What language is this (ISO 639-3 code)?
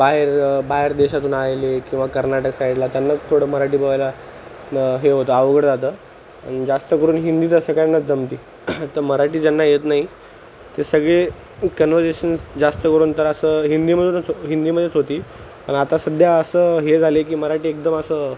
mar